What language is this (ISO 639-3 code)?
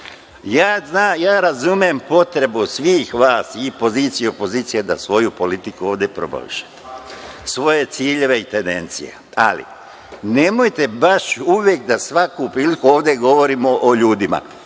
srp